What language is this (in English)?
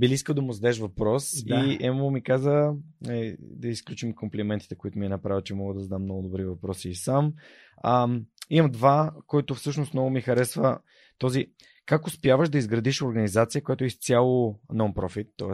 Bulgarian